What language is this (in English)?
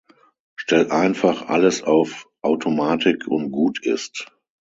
German